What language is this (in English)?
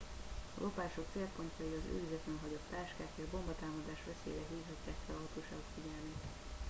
Hungarian